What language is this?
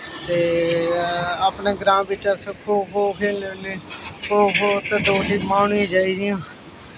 Dogri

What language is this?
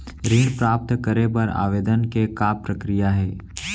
Chhattisgarhi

